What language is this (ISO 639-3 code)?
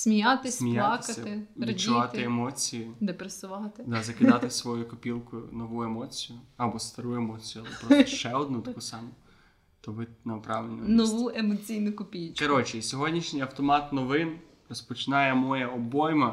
ukr